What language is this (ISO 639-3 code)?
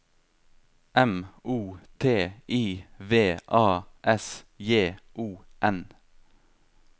nor